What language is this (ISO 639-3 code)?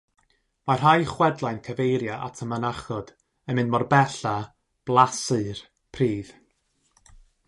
cym